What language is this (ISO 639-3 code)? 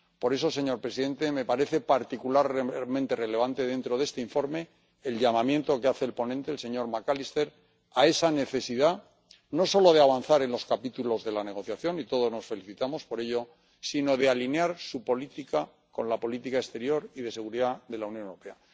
spa